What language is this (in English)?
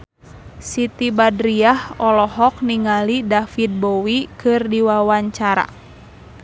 Sundanese